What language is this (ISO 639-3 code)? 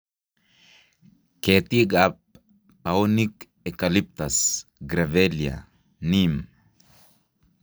kln